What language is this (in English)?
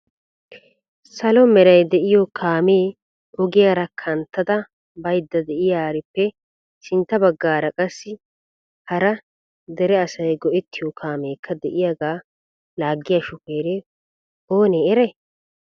Wolaytta